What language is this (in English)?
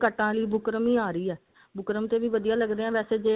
Punjabi